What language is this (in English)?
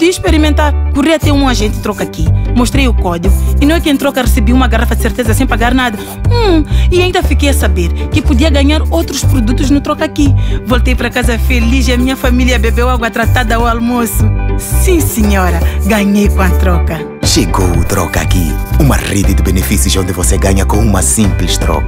Portuguese